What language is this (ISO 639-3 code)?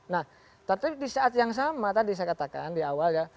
ind